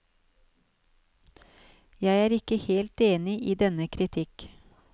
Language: Norwegian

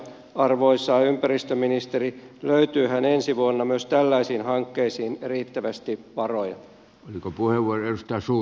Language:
Finnish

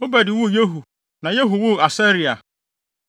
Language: Akan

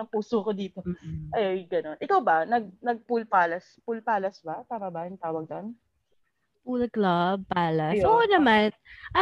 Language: Filipino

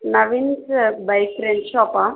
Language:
Telugu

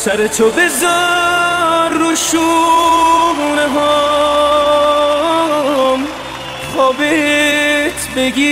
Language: Persian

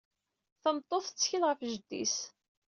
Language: Kabyle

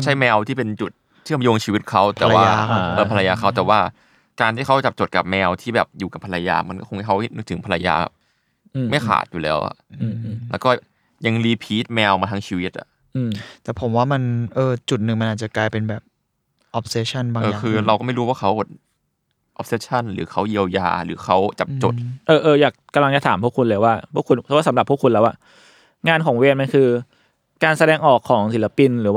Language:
Thai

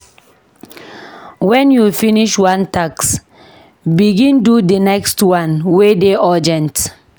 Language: Nigerian Pidgin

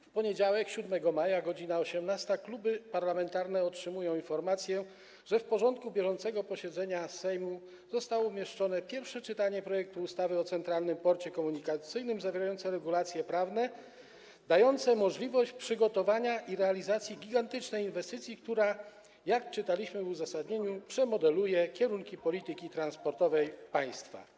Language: Polish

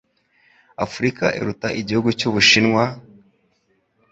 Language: Kinyarwanda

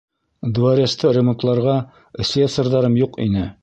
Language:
Bashkir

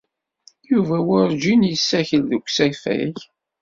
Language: Kabyle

